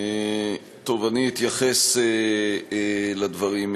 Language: Hebrew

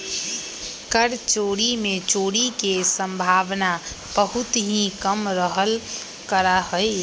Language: Magahi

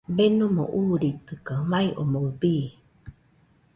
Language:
Nüpode Huitoto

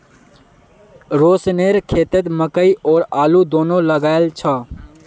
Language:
Magahi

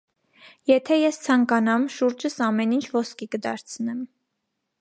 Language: Armenian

